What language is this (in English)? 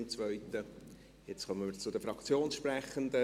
Swiss German